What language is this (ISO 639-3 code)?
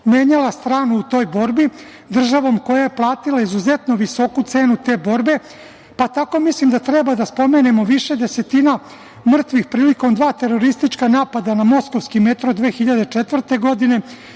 srp